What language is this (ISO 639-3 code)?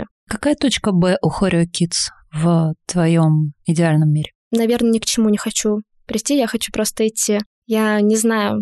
rus